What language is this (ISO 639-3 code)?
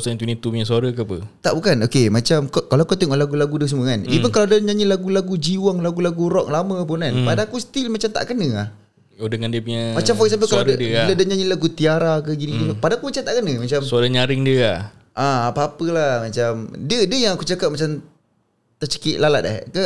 msa